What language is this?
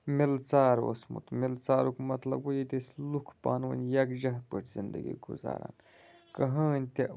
Kashmiri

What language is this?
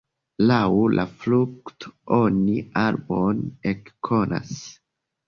Esperanto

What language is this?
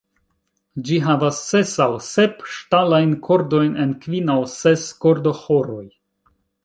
Esperanto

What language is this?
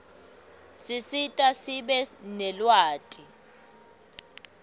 Swati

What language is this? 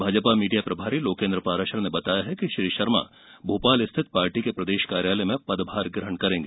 Hindi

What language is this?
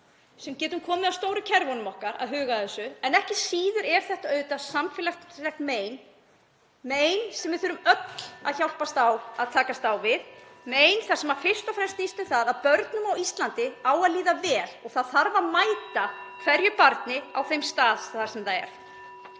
Icelandic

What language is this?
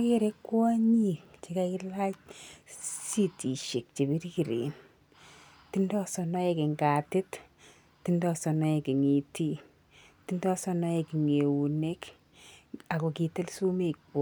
Kalenjin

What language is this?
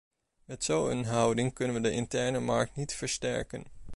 Dutch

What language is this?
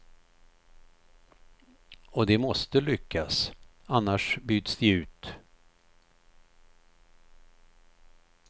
Swedish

